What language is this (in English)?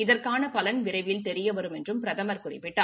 Tamil